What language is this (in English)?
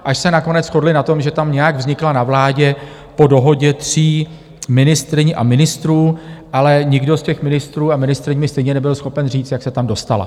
Czech